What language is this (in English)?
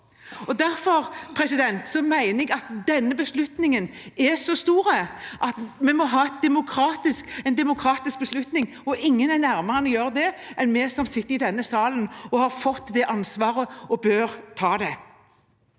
Norwegian